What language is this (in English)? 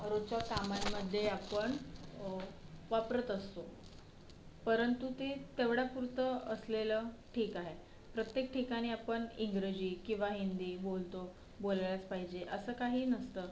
Marathi